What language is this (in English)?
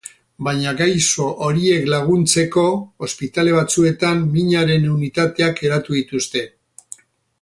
Basque